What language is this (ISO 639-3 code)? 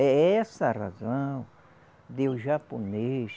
por